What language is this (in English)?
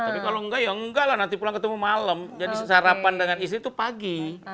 Indonesian